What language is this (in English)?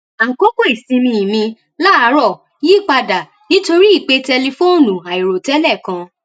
Yoruba